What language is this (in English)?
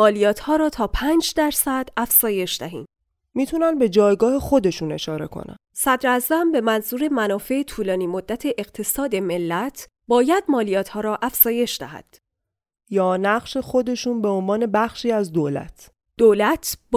Persian